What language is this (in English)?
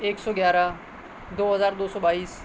Urdu